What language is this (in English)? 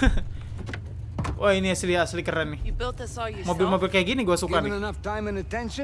Indonesian